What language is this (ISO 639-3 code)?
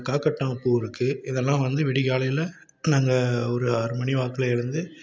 tam